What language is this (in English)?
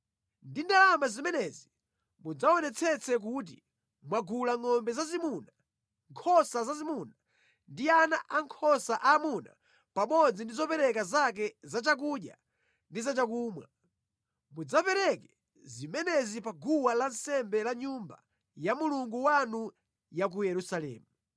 Nyanja